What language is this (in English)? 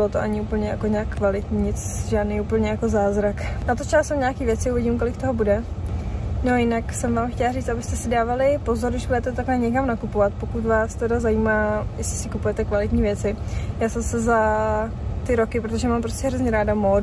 Czech